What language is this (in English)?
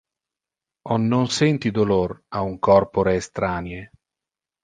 Interlingua